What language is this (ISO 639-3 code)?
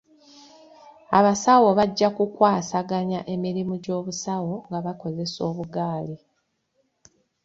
lug